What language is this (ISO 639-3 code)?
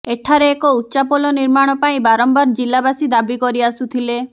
ori